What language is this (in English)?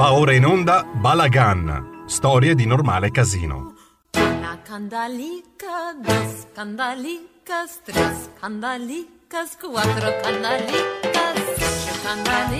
Italian